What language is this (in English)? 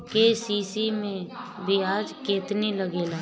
Bhojpuri